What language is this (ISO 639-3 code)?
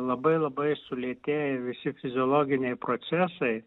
lit